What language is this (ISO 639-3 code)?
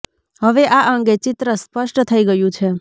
guj